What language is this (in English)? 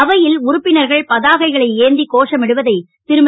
Tamil